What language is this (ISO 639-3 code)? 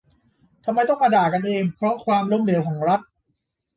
tha